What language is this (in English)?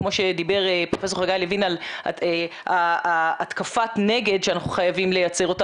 Hebrew